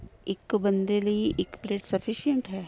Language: Punjabi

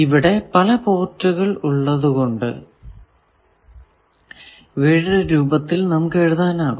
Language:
Malayalam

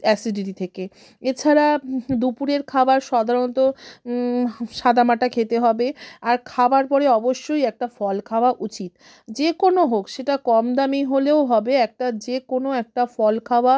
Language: Bangla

